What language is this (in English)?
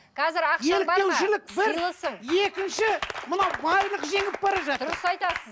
Kazakh